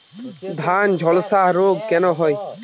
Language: Bangla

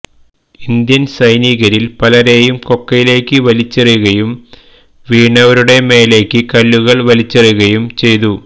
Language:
Malayalam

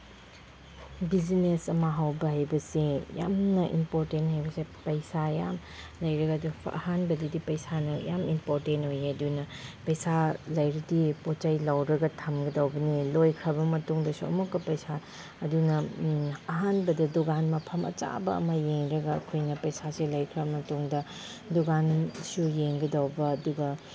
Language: Manipuri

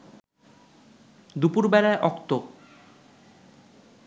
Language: Bangla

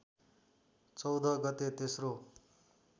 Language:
Nepali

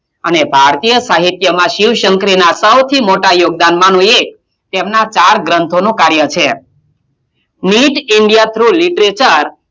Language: Gujarati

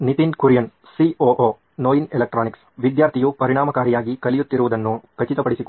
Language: Kannada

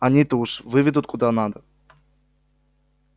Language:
Russian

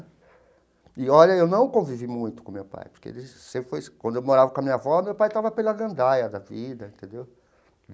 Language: Portuguese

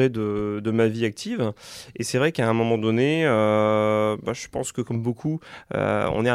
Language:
French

